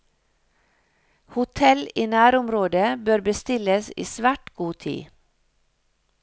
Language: Norwegian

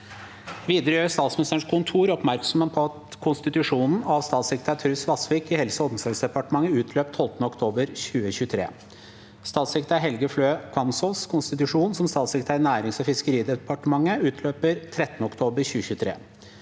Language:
Norwegian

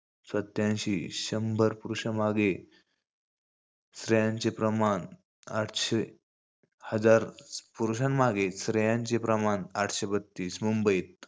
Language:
Marathi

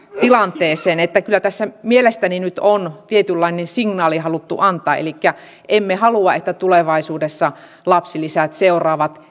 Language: Finnish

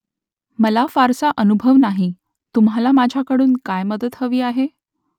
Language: Marathi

